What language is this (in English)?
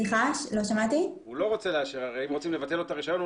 Hebrew